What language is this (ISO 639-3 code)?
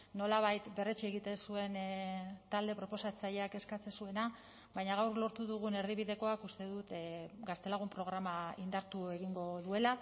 eus